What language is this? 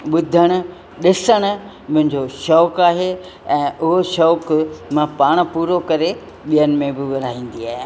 Sindhi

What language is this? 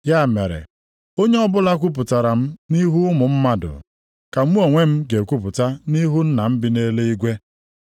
Igbo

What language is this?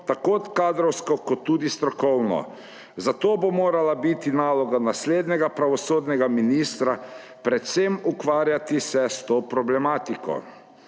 Slovenian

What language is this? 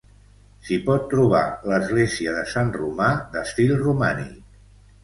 Catalan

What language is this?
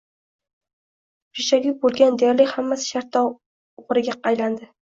Uzbek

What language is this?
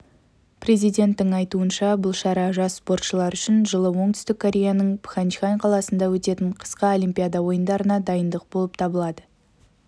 Kazakh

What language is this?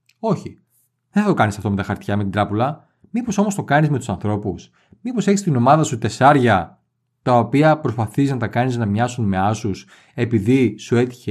Greek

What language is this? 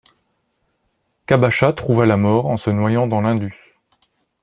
French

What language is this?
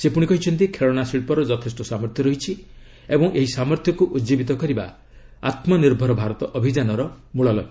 Odia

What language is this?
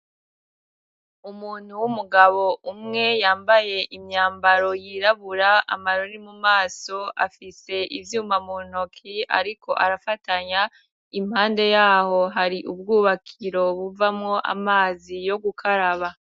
Rundi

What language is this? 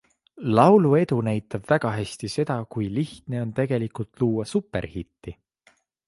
Estonian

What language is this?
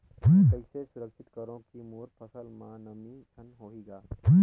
Chhattisgarhi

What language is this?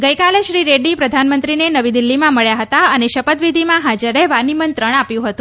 Gujarati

